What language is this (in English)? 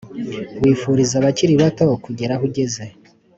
Kinyarwanda